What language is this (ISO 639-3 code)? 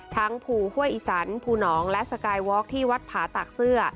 tha